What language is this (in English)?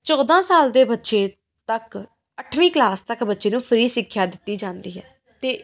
Punjabi